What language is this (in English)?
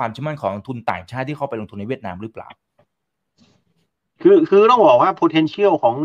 Thai